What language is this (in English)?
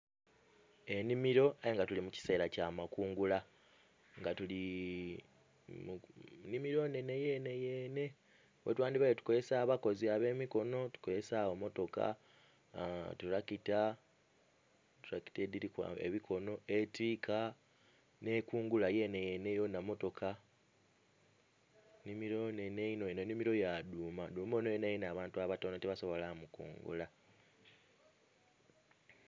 Soga